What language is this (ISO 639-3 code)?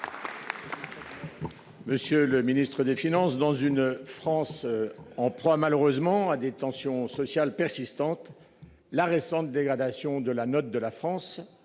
fra